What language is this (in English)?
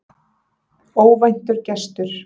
Icelandic